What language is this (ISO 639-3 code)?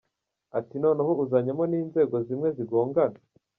kin